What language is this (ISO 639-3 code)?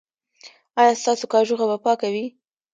pus